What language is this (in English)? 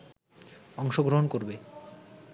Bangla